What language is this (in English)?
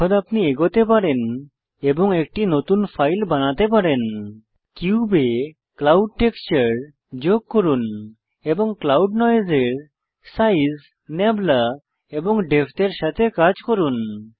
Bangla